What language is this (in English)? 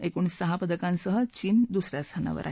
Marathi